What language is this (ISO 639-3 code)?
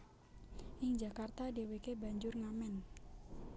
jav